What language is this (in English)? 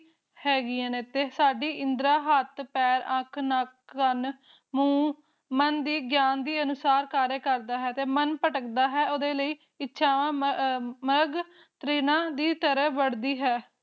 Punjabi